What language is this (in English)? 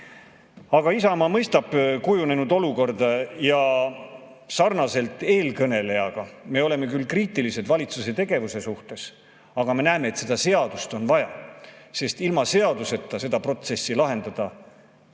Estonian